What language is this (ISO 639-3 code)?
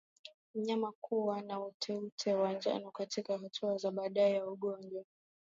swa